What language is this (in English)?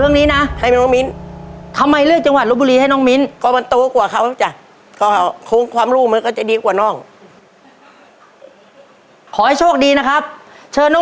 Thai